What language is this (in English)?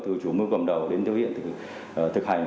Vietnamese